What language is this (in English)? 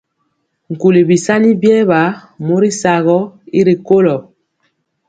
Mpiemo